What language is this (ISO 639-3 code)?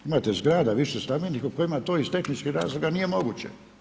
hrv